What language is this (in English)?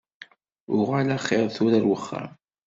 Kabyle